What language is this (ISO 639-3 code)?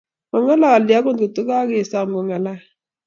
kln